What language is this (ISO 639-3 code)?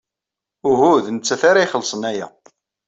kab